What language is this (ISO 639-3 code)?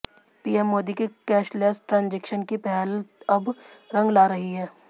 hin